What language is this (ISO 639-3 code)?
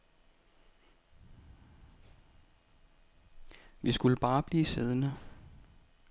dan